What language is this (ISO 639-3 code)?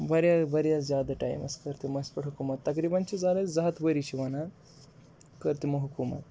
kas